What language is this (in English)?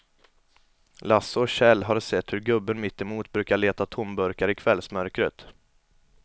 Swedish